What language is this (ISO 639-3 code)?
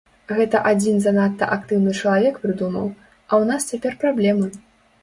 bel